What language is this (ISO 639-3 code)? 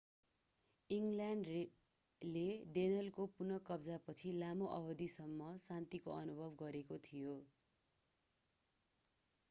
nep